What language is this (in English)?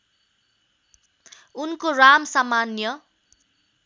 Nepali